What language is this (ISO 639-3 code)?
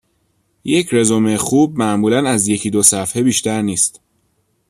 fas